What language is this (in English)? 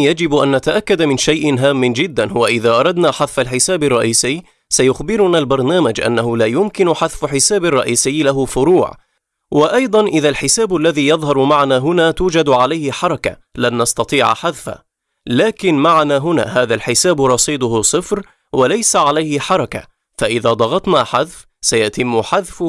Arabic